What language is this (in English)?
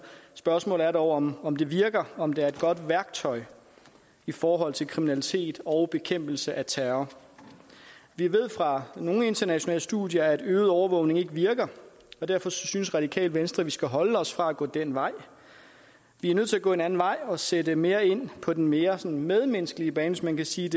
Danish